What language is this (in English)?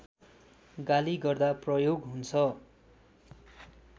Nepali